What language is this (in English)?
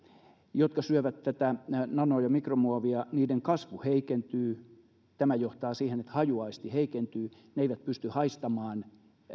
Finnish